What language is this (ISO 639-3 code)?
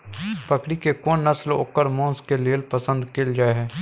mai